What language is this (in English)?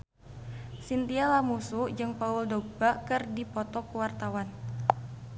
Sundanese